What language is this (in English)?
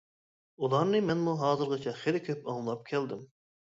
Uyghur